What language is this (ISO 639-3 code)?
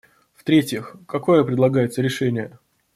rus